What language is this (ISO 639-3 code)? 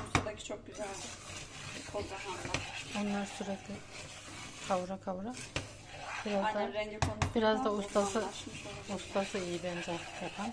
tur